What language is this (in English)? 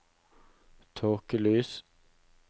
Norwegian